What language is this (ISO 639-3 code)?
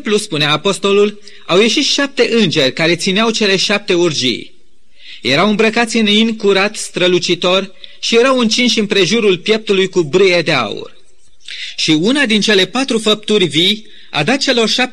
ron